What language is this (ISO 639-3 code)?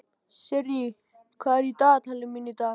isl